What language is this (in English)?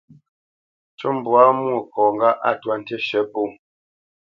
Bamenyam